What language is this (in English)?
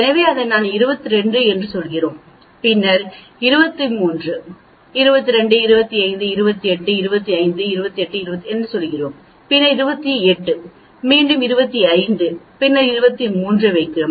Tamil